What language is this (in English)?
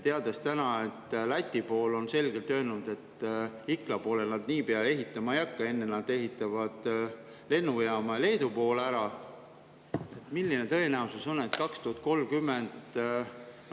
Estonian